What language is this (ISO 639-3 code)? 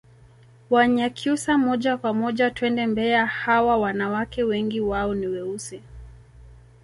swa